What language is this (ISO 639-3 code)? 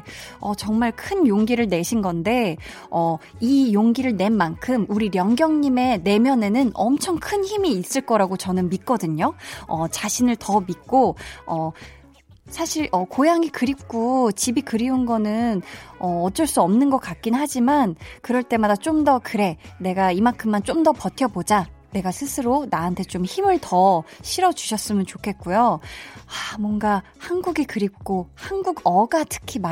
kor